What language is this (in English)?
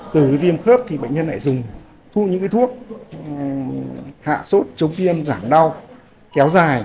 Vietnamese